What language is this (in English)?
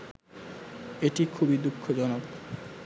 Bangla